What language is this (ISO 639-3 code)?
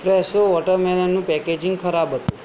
guj